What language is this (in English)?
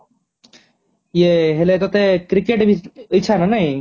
Odia